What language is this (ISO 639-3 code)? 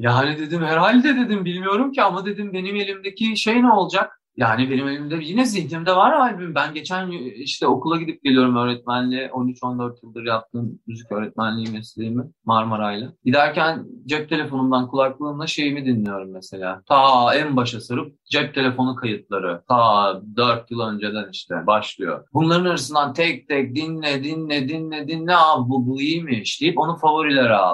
tur